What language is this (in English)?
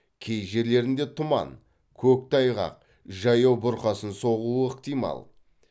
Kazakh